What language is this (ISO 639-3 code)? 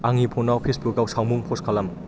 brx